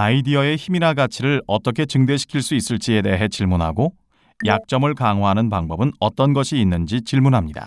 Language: Korean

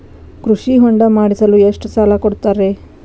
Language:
Kannada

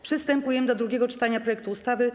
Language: Polish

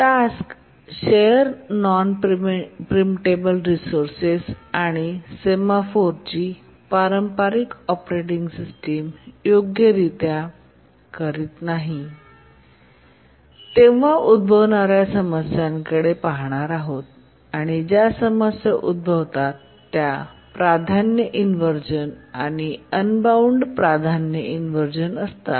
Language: Marathi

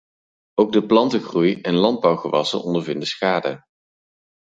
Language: Dutch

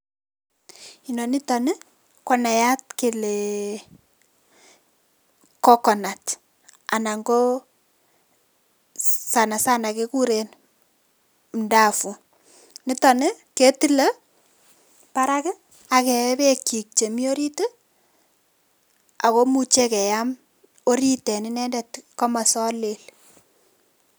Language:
Kalenjin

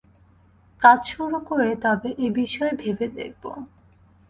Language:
Bangla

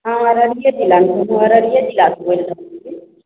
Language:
Maithili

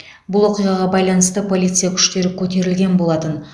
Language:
Kazakh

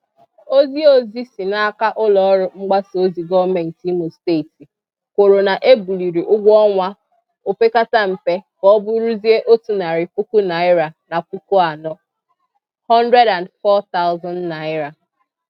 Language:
Igbo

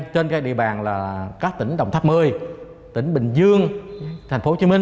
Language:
Vietnamese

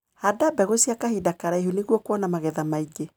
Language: Kikuyu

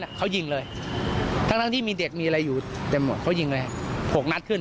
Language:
Thai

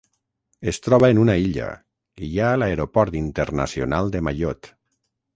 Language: Catalan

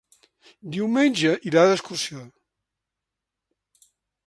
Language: Catalan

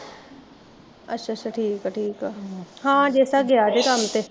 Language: Punjabi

